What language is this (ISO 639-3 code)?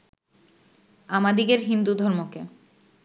ben